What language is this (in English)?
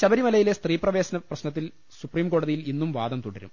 Malayalam